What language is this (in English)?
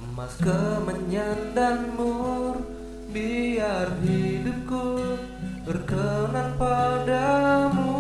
Indonesian